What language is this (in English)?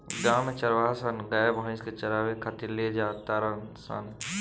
Bhojpuri